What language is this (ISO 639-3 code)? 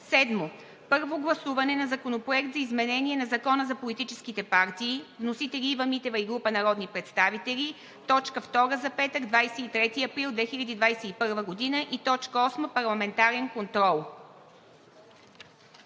bul